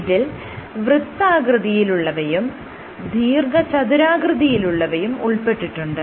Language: Malayalam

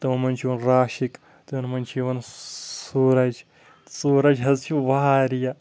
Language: Kashmiri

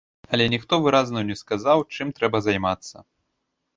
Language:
Belarusian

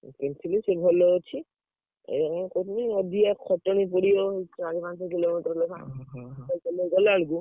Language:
Odia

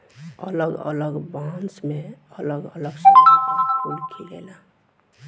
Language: Bhojpuri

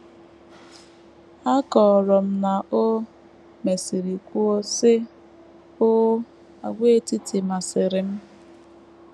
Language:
Igbo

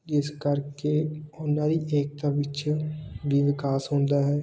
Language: Punjabi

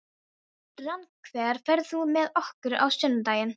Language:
Icelandic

